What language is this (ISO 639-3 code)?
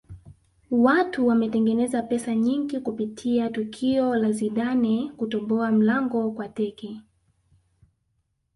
swa